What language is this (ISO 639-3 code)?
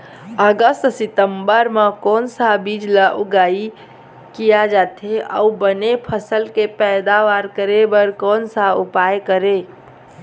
hne